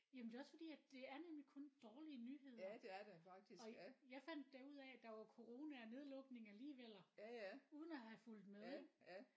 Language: Danish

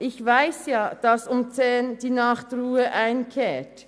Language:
Swiss German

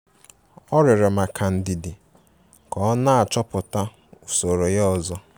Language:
Igbo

